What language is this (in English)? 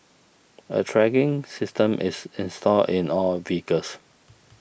English